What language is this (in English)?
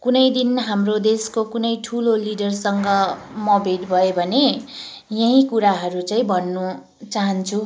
Nepali